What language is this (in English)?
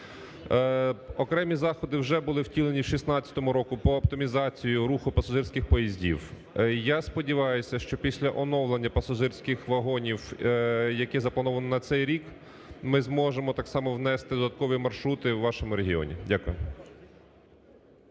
Ukrainian